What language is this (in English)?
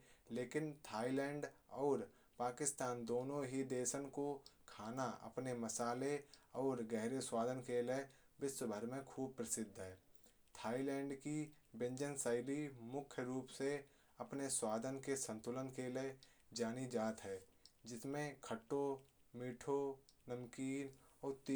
Kanauji